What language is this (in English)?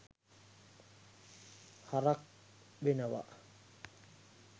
Sinhala